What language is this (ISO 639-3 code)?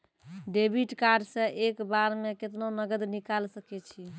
mai